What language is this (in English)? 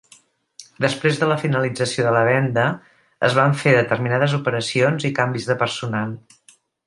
Catalan